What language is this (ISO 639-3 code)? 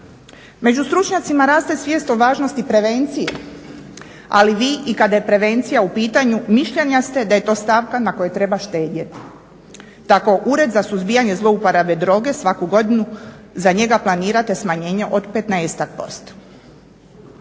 hrv